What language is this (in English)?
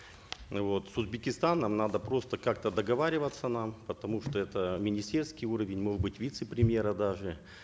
Kazakh